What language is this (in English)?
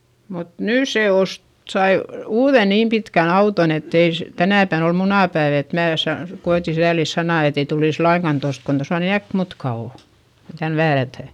Finnish